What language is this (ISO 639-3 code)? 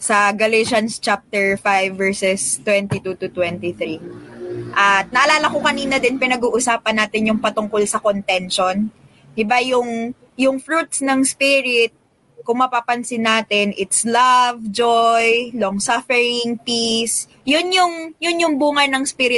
fil